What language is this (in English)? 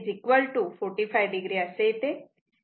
Marathi